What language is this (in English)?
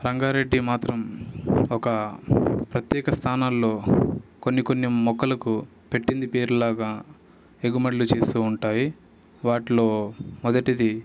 Telugu